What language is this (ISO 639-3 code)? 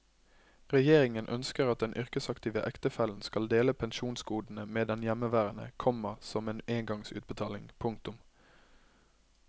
nor